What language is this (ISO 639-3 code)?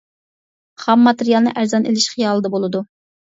uig